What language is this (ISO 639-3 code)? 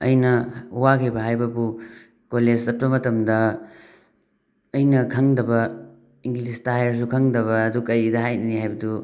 mni